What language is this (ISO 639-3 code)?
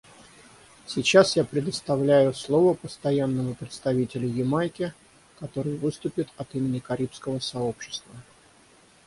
rus